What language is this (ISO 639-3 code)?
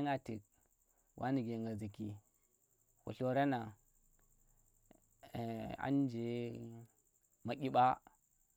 ttr